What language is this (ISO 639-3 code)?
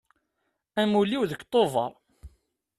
kab